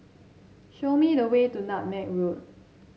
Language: English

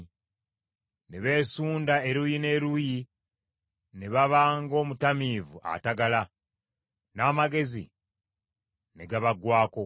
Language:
Ganda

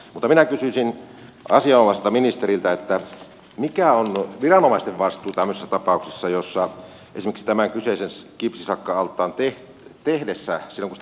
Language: Finnish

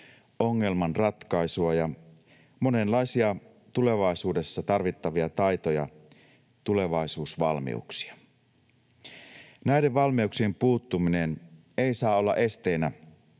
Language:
Finnish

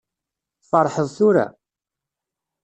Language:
Kabyle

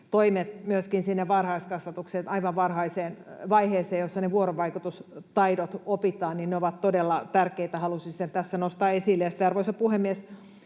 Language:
Finnish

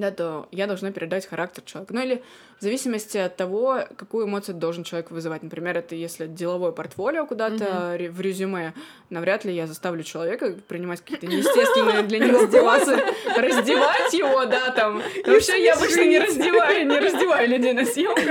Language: Russian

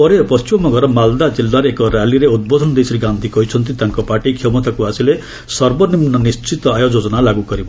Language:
Odia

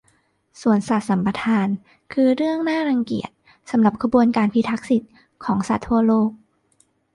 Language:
Thai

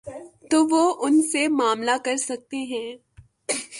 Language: Urdu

